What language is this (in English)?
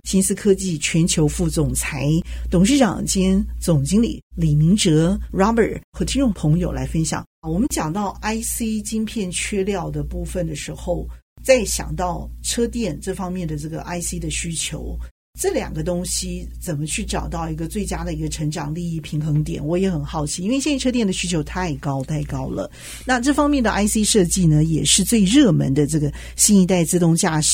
Chinese